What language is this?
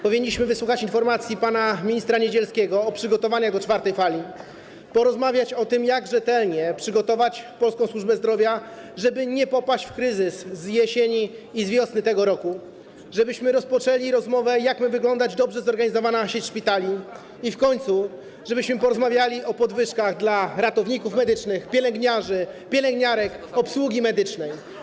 Polish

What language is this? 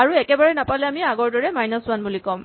Assamese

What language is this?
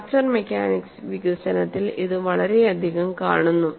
Malayalam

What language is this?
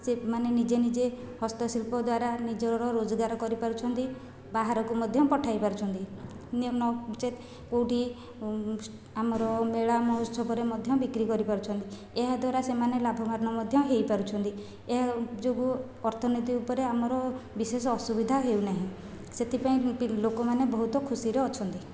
Odia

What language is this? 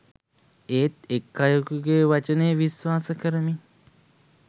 Sinhala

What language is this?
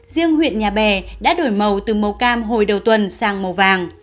Vietnamese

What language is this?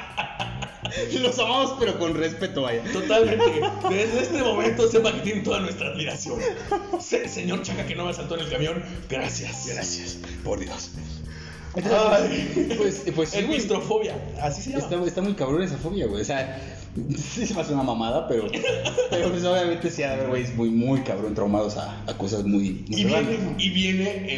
Spanish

